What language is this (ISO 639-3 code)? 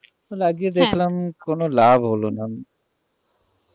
ben